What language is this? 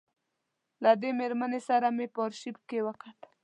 Pashto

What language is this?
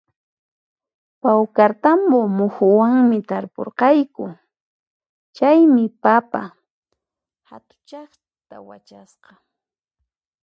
Puno Quechua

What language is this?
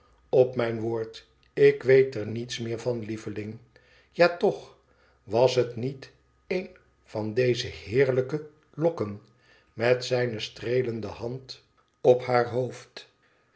Dutch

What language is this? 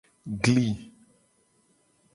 Gen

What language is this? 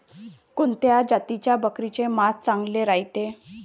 Marathi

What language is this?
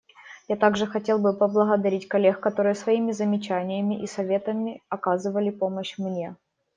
Russian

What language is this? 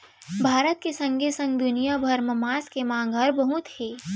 Chhattisgarhi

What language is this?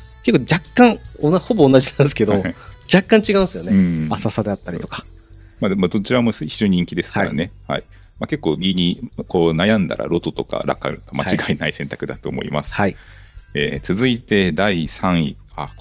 Japanese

